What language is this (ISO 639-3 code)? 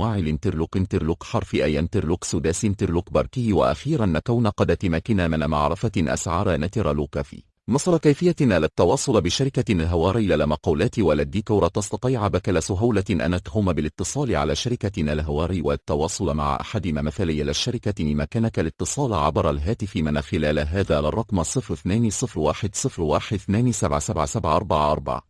ara